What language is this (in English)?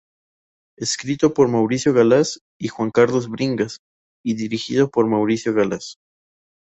Spanish